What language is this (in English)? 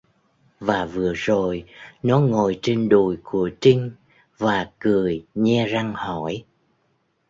Vietnamese